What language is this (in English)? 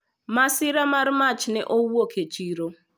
Luo (Kenya and Tanzania)